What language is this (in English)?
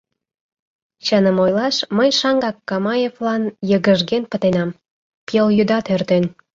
Mari